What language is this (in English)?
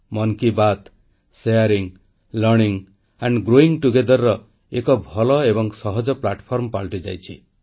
Odia